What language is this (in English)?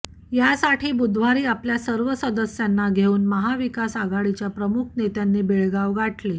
Marathi